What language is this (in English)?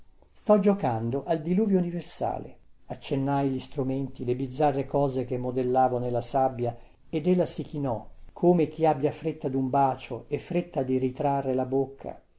Italian